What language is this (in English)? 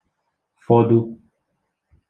Igbo